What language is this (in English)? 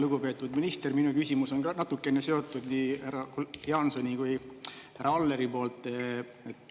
Estonian